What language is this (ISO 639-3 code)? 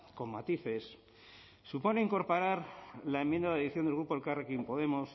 spa